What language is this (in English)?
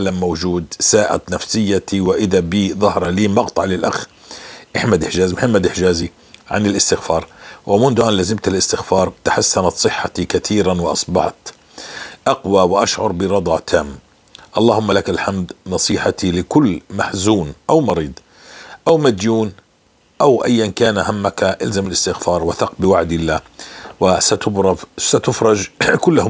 Arabic